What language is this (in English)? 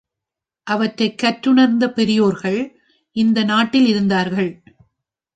Tamil